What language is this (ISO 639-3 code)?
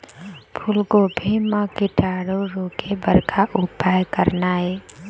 hne